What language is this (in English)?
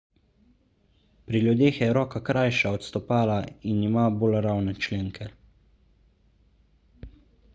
Slovenian